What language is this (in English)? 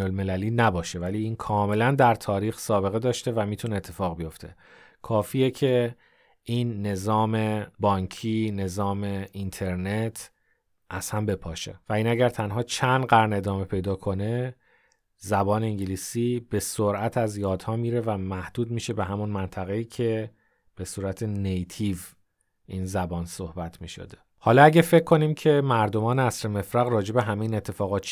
Persian